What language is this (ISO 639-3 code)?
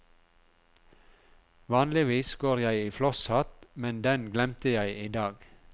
nor